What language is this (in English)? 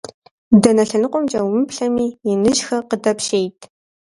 Kabardian